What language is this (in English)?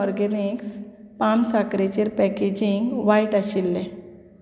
Konkani